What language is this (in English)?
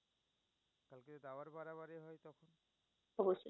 Bangla